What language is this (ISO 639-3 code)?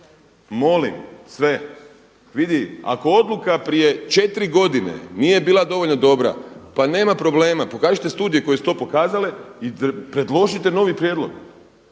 hrv